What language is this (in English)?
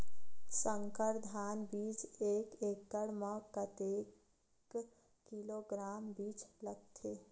Chhattisgarhi